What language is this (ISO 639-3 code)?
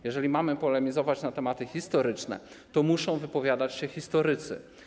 pol